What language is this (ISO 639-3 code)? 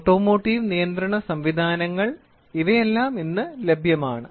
mal